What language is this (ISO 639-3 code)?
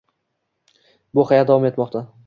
uzb